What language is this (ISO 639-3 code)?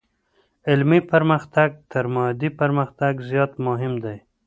pus